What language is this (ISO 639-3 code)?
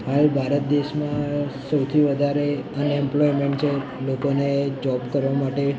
guj